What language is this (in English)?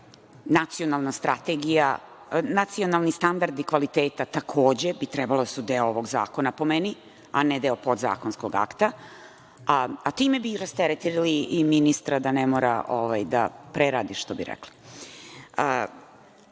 Serbian